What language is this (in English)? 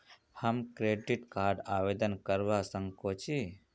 Magahi